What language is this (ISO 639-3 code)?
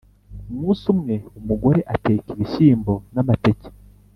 kin